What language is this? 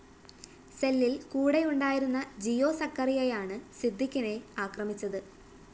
Malayalam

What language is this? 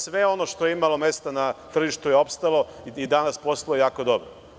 Serbian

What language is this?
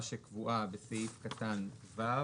Hebrew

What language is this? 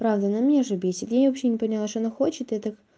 Russian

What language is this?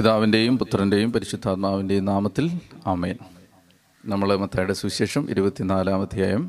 Malayalam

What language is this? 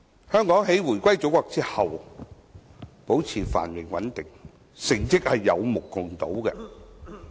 Cantonese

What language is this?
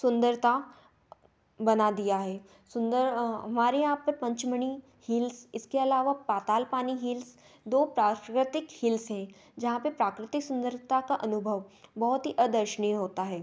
Hindi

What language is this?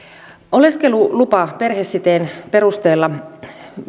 Finnish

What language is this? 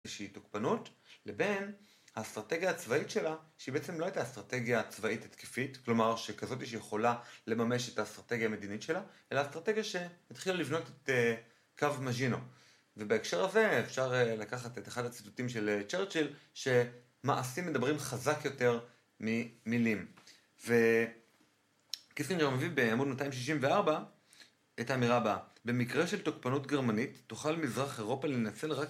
Hebrew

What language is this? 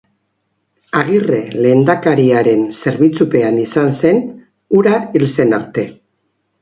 Basque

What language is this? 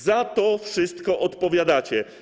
Polish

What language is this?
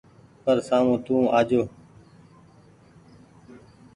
Goaria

